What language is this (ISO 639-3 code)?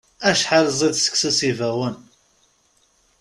kab